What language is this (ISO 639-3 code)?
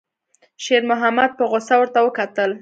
pus